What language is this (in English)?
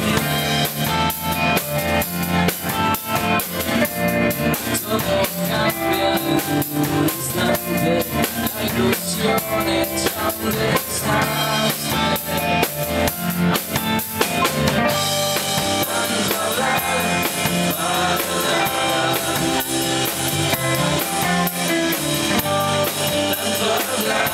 Polish